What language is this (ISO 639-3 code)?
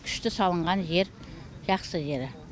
kaz